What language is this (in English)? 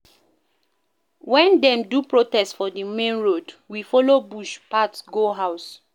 Nigerian Pidgin